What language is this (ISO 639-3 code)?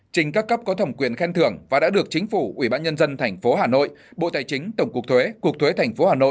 vie